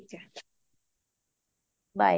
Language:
Punjabi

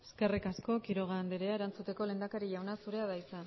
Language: Basque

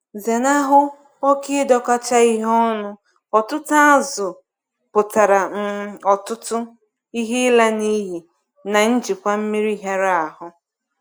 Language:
Igbo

